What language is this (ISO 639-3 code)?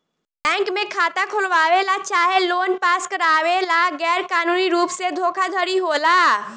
bho